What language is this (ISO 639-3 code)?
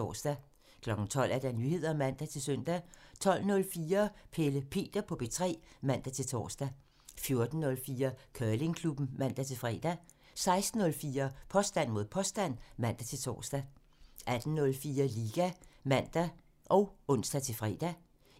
dan